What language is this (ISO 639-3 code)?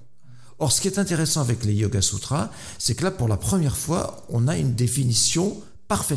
fra